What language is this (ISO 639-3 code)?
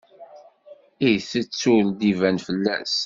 kab